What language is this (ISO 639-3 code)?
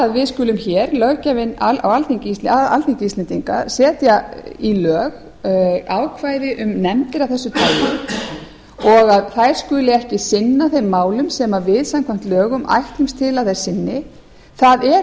isl